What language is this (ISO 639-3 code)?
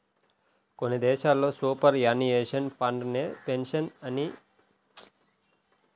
tel